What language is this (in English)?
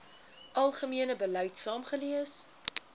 Afrikaans